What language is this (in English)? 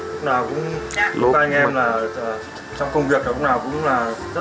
Vietnamese